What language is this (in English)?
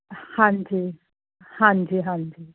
Punjabi